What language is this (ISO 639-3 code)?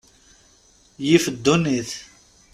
kab